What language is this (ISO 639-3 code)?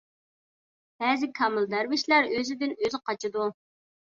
uig